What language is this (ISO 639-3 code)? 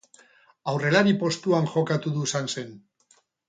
eus